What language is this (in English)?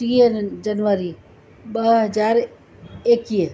Sindhi